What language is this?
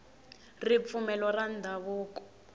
Tsonga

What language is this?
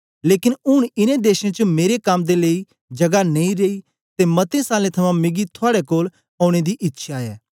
Dogri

